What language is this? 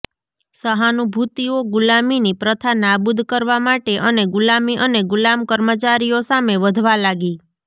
Gujarati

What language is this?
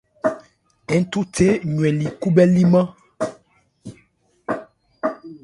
Ebrié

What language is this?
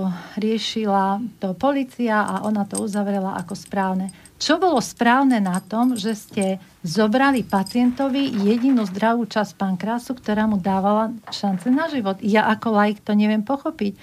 Slovak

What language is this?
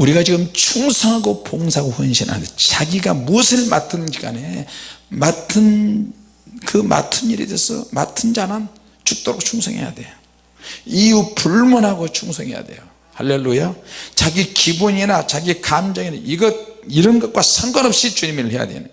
Korean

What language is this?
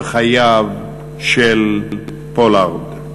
Hebrew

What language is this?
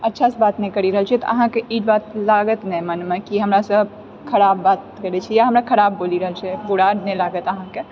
Maithili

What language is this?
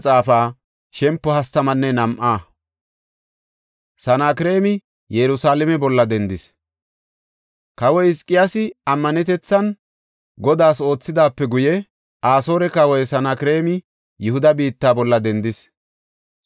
Gofa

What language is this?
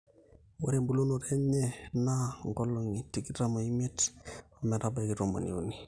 Masai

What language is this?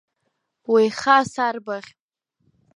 Abkhazian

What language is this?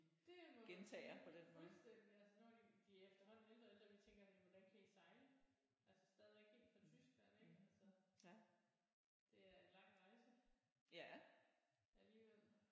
Danish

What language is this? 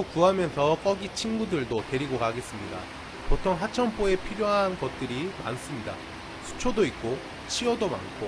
Korean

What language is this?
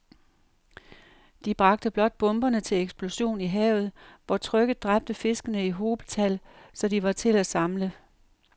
Danish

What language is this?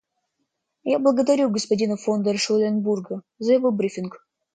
Russian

